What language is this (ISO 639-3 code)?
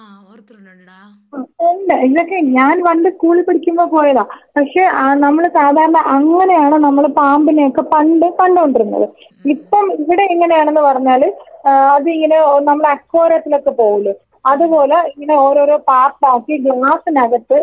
mal